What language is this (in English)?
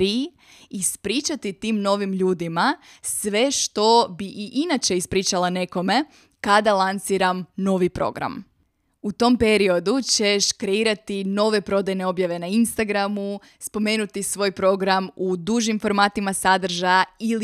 Croatian